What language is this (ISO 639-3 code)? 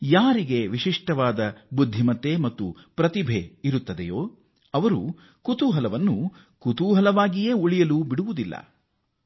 kan